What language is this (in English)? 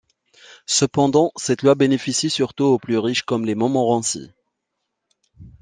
French